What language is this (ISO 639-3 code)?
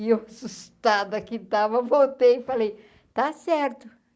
por